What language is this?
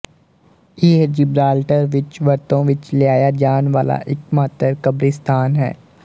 Punjabi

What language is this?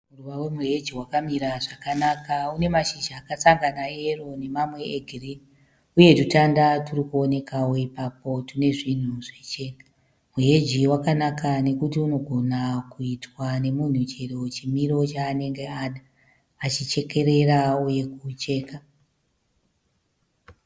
Shona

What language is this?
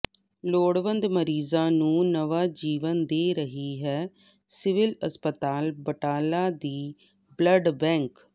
Punjabi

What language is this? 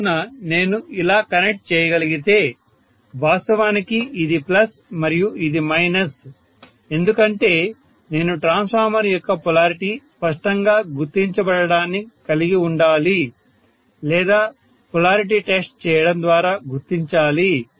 Telugu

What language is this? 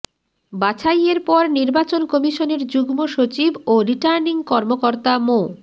Bangla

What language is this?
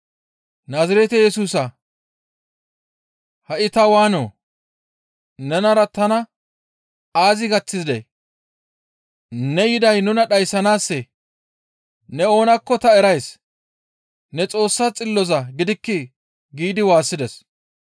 Gamo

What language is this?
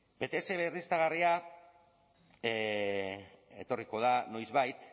Basque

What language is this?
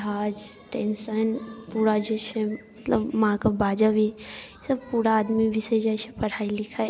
Maithili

